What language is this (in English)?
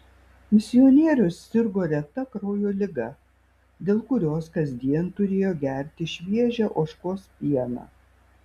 Lithuanian